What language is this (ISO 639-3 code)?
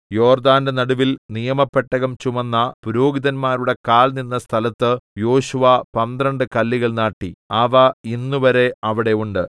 mal